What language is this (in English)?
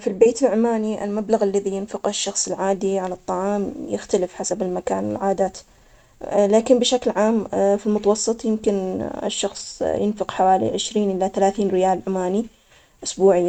Omani Arabic